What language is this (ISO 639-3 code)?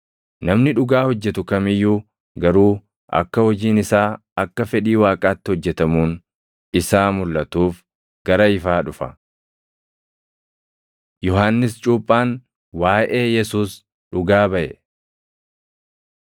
orm